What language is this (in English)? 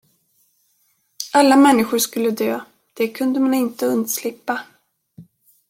Swedish